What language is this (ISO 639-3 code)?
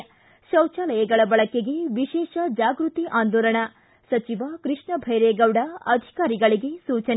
kan